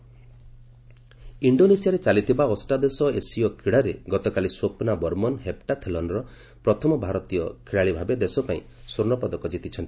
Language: Odia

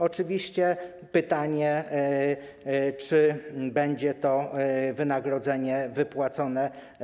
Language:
Polish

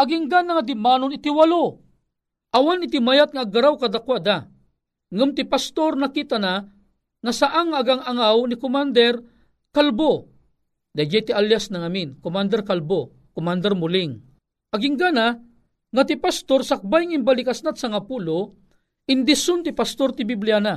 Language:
Filipino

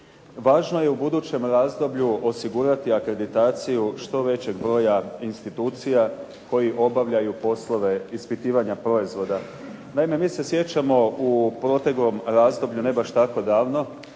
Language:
Croatian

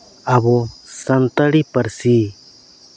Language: Santali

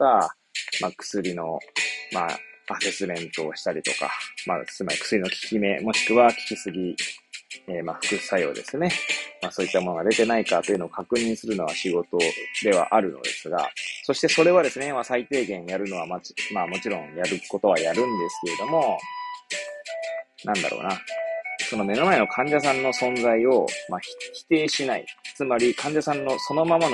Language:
Japanese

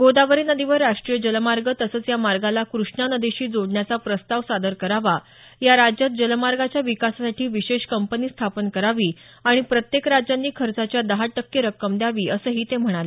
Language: Marathi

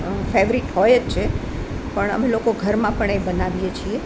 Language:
Gujarati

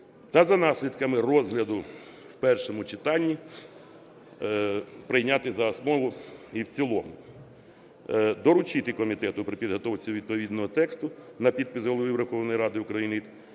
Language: Ukrainian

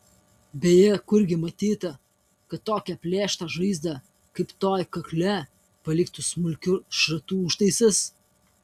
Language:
Lithuanian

